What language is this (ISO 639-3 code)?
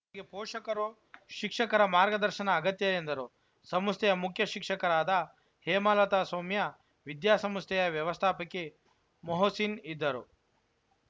kan